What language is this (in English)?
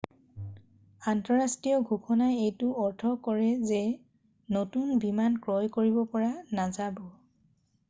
Assamese